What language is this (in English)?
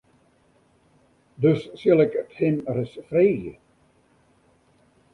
Western Frisian